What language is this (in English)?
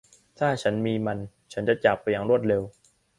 Thai